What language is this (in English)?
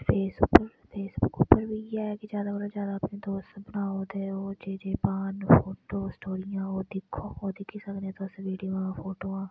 Dogri